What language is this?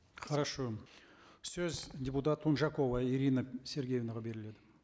Kazakh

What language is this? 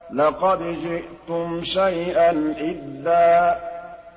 Arabic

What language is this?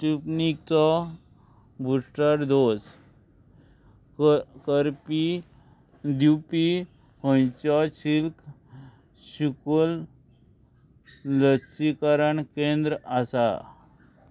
Konkani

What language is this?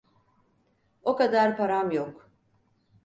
Turkish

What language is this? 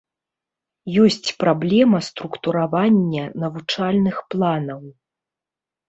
Belarusian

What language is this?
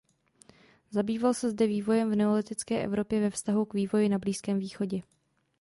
Czech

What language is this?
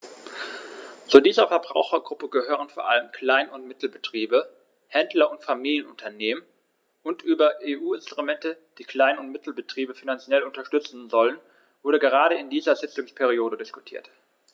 German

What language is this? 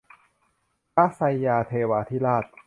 Thai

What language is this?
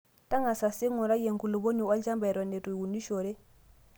Masai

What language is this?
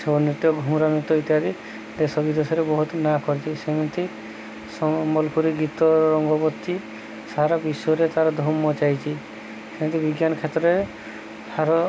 Odia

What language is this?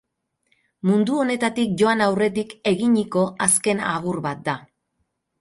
Basque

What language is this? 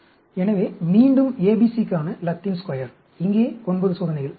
Tamil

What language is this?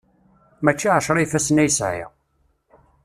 Kabyle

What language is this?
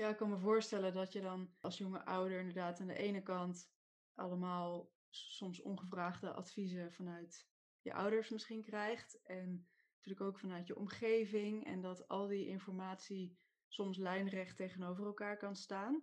Dutch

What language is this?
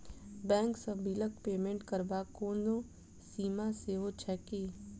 Maithili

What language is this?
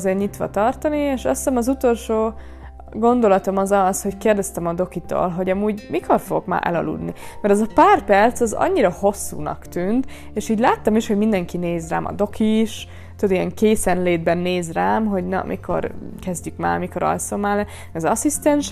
Hungarian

